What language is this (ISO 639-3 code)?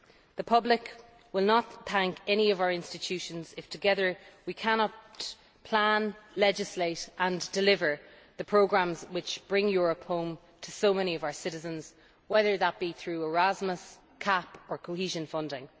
eng